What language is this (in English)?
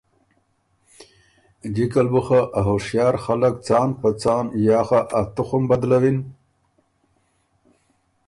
Ormuri